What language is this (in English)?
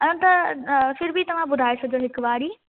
Sindhi